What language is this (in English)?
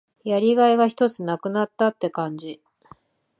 Japanese